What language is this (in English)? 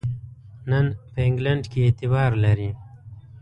Pashto